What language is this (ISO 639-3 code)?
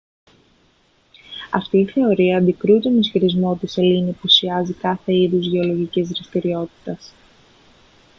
ell